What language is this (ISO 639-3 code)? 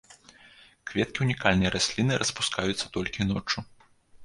bel